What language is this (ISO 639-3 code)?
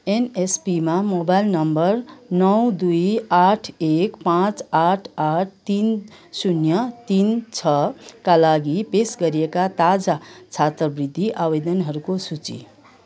nep